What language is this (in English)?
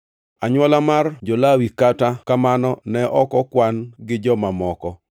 Luo (Kenya and Tanzania)